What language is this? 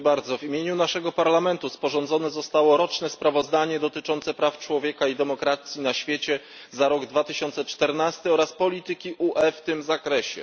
Polish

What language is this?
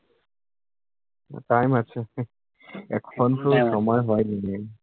Bangla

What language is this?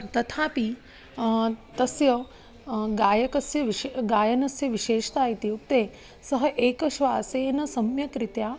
Sanskrit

